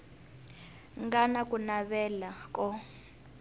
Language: Tsonga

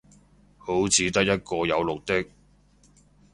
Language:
Cantonese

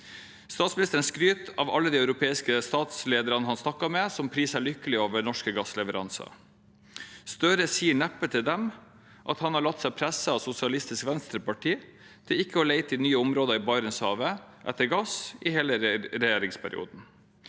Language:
Norwegian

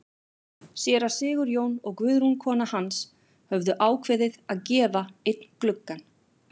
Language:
Icelandic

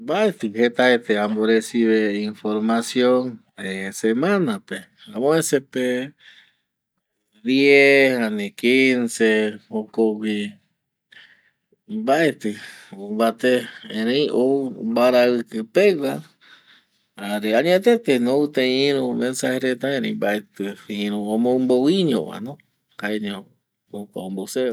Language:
Eastern Bolivian Guaraní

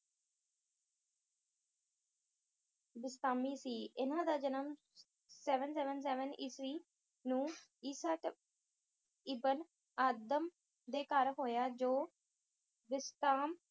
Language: Punjabi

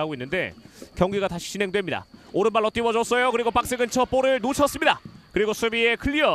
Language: Korean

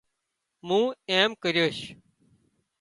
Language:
Wadiyara Koli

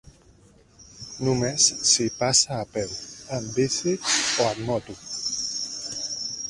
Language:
Catalan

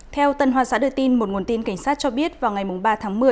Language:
Vietnamese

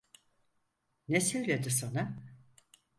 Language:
Turkish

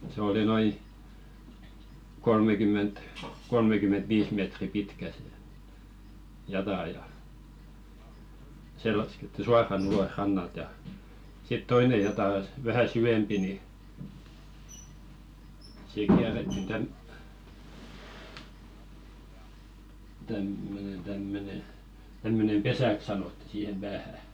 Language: Finnish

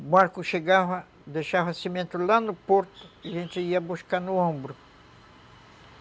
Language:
Portuguese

